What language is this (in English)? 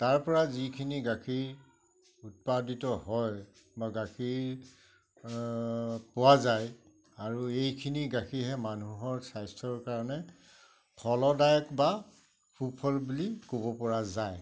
Assamese